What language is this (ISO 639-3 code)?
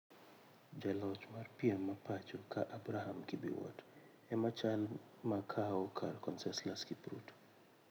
luo